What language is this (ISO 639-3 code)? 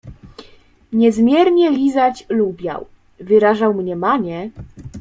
pol